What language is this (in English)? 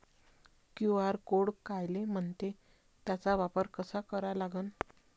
Marathi